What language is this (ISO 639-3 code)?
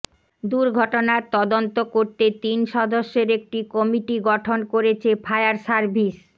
ben